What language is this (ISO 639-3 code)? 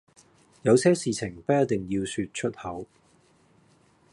yue